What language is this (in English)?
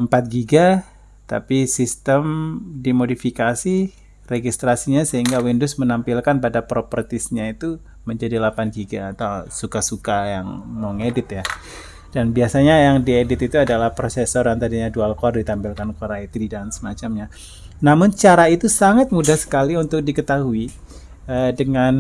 Indonesian